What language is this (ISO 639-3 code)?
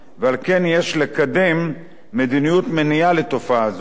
heb